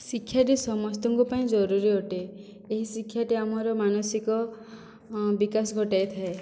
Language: Odia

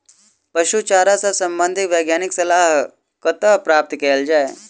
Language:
Maithili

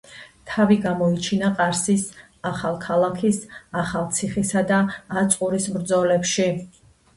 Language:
Georgian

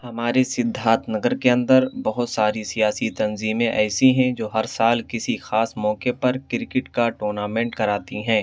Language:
Urdu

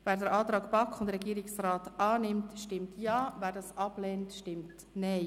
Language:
Swiss German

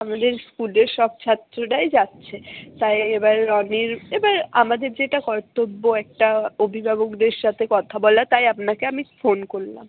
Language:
Bangla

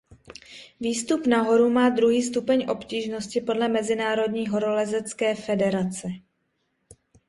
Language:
Czech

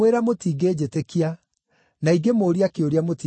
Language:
Kikuyu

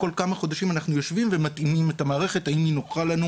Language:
Hebrew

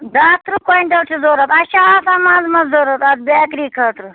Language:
Kashmiri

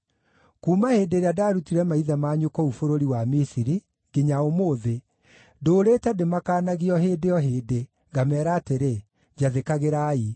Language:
Kikuyu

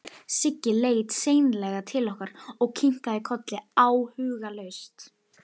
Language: Icelandic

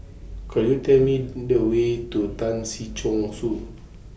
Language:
English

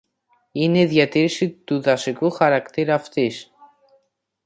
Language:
Greek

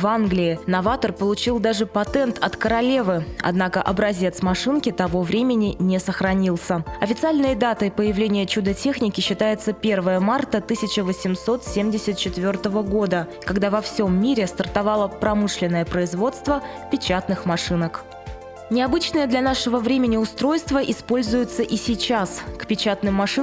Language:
Russian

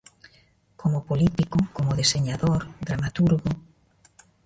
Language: Galician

